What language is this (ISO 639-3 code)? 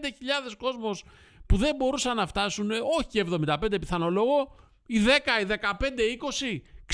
ell